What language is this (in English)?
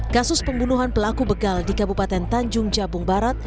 Indonesian